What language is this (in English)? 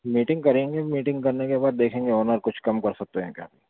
Urdu